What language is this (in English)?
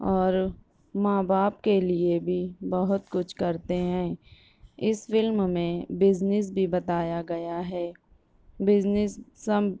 Urdu